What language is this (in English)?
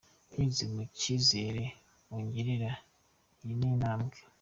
Kinyarwanda